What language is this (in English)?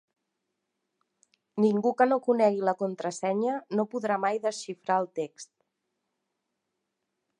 Catalan